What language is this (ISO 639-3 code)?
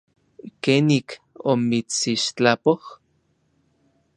nlv